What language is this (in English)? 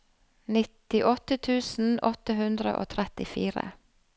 Norwegian